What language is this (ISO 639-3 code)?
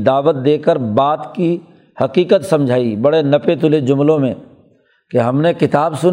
urd